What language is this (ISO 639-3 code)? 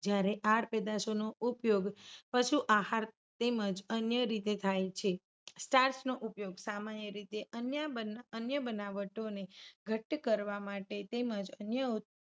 guj